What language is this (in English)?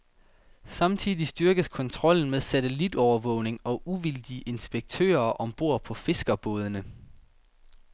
Danish